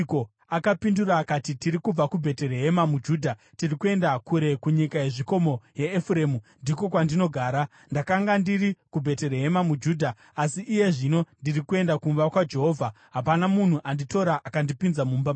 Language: Shona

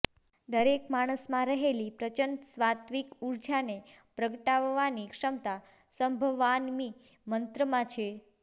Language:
Gujarati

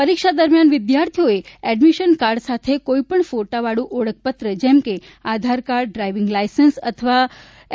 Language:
Gujarati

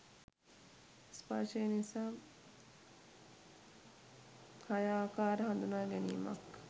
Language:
Sinhala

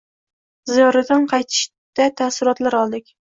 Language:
Uzbek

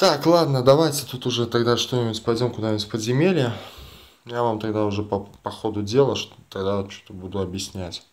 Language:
Russian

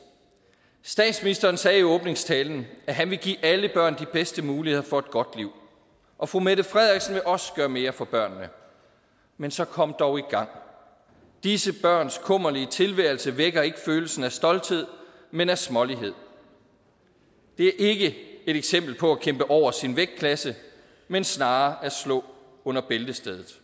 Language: Danish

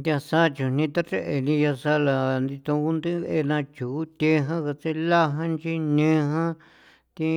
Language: San Felipe Otlaltepec Popoloca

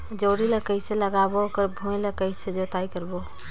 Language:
Chhattisgarhi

